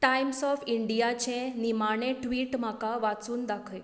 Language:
Konkani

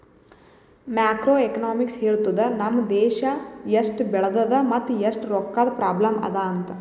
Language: Kannada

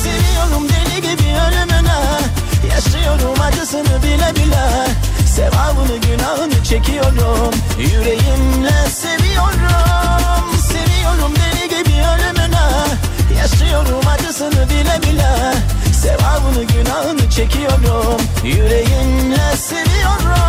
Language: Turkish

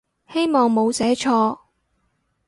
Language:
Cantonese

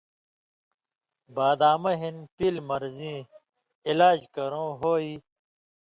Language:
Indus Kohistani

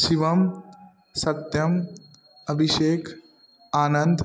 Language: Maithili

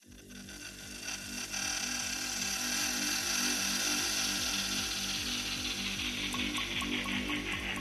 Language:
Greek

